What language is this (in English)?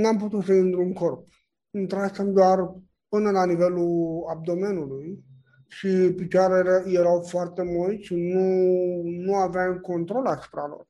Romanian